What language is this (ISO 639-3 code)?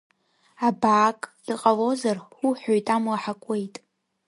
abk